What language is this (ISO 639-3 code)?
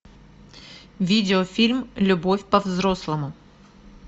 rus